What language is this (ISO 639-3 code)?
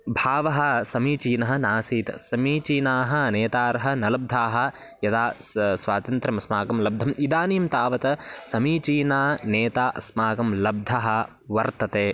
san